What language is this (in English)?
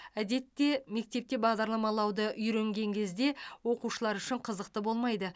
Kazakh